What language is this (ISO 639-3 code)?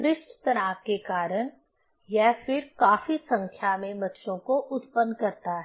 hin